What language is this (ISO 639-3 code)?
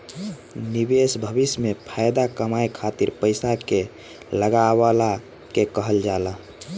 bho